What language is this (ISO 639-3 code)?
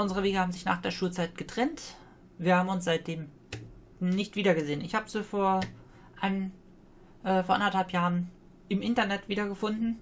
deu